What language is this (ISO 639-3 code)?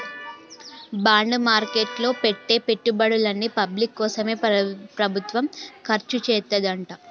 tel